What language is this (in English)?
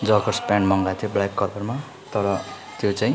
Nepali